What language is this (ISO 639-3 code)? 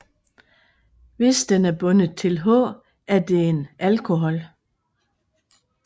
dan